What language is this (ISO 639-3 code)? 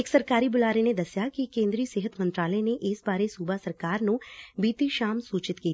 pan